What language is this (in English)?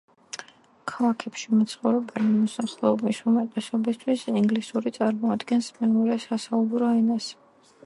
Georgian